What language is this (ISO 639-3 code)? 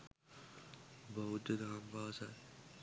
sin